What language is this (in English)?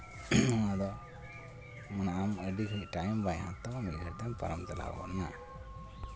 Santali